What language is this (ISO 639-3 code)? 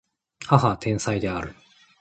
jpn